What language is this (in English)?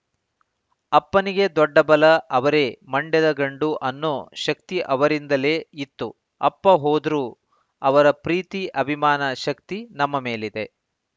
Kannada